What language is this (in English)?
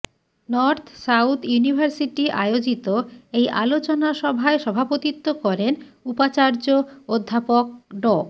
Bangla